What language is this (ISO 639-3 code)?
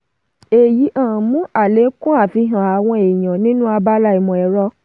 yor